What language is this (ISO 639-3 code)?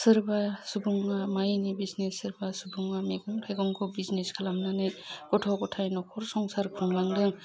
brx